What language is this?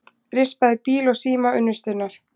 Icelandic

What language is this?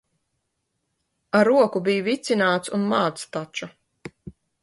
Latvian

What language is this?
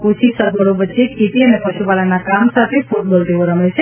Gujarati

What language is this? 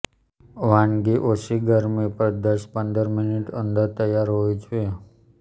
Gujarati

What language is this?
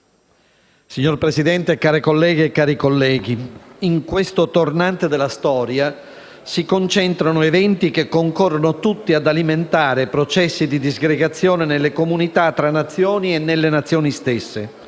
Italian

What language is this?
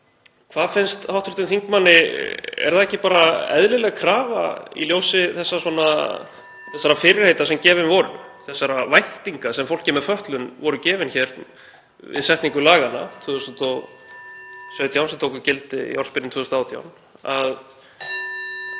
Icelandic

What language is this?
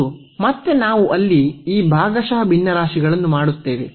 Kannada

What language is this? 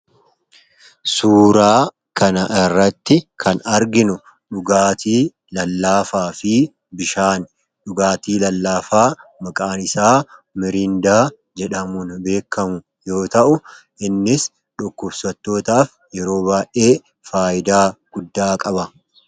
Oromo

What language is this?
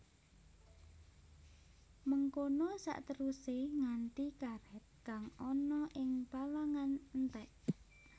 Javanese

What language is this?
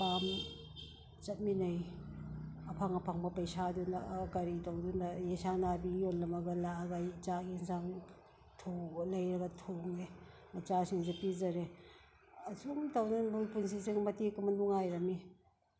Manipuri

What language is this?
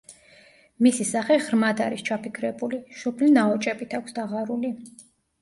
Georgian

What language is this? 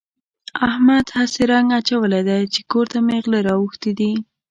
Pashto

